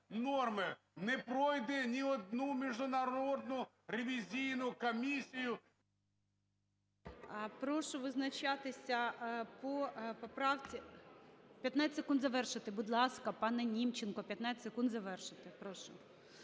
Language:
Ukrainian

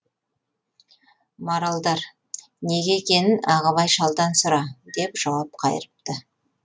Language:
Kazakh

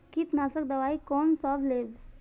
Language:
Maithili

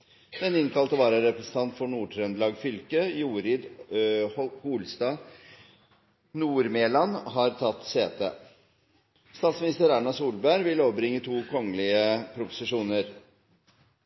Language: Norwegian Nynorsk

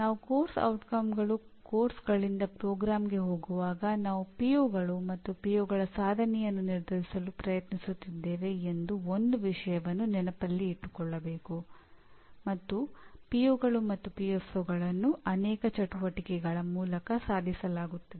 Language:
Kannada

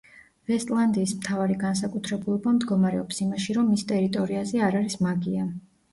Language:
Georgian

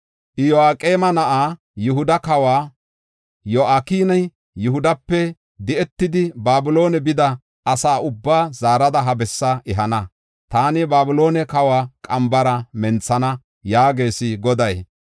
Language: Gofa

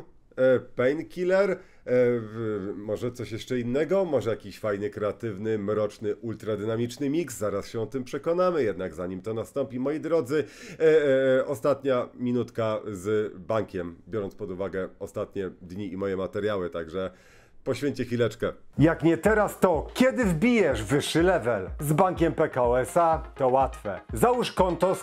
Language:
Polish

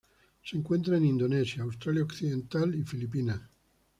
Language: Spanish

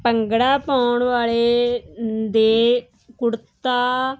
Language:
Punjabi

